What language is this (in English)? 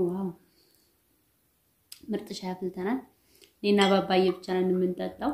Italian